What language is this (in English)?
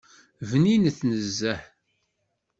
Kabyle